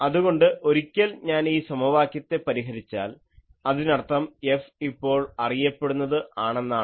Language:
Malayalam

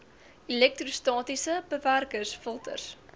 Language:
Afrikaans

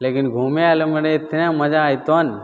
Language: Maithili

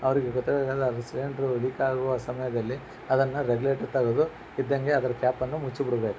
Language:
Kannada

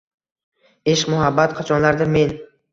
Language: Uzbek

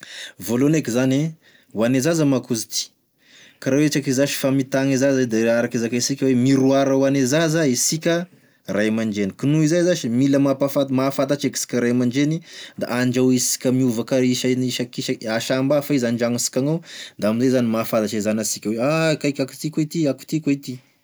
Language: Tesaka Malagasy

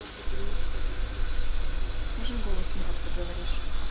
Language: Russian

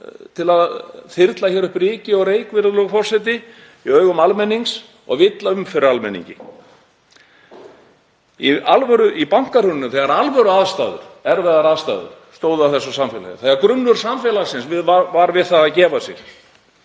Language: Icelandic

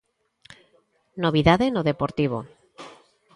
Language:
Galician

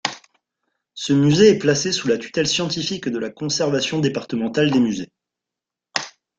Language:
French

